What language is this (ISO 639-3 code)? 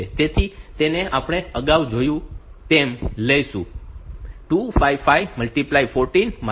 guj